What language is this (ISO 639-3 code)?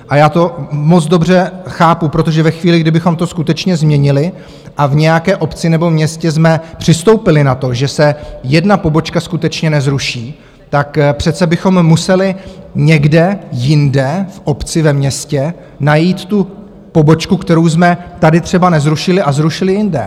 ces